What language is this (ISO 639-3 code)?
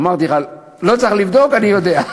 heb